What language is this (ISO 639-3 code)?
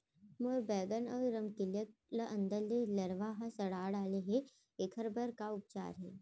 hne